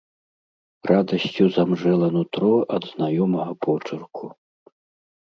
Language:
Belarusian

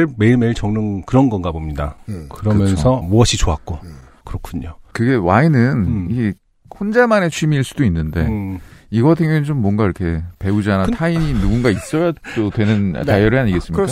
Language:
Korean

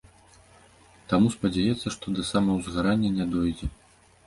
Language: Belarusian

